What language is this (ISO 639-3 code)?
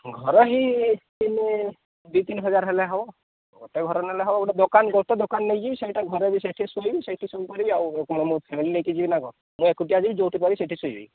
ori